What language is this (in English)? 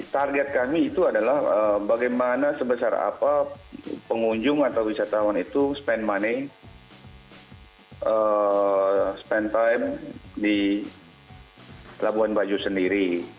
Indonesian